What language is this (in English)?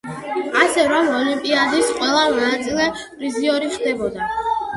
Georgian